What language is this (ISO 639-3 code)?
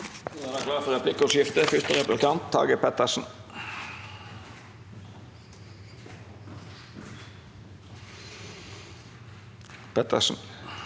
nor